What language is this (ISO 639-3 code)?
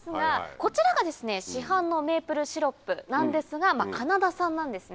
jpn